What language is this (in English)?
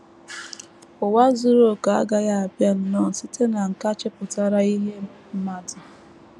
Igbo